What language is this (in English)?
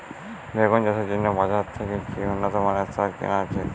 Bangla